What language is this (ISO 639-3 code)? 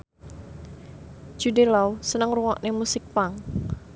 jav